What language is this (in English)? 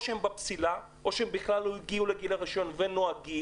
Hebrew